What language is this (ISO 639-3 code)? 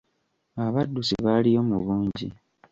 lug